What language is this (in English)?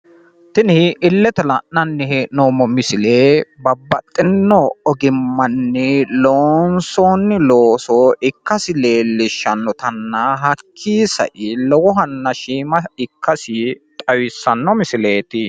Sidamo